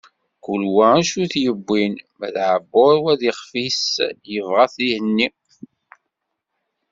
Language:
Kabyle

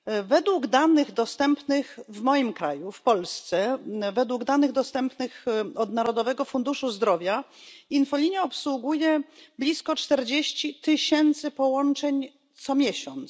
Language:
Polish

